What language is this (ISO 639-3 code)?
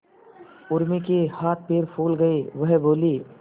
hin